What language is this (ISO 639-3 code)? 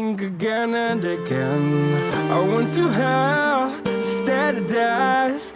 eng